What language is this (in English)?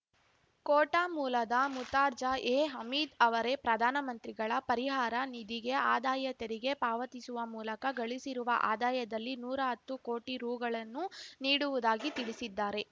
Kannada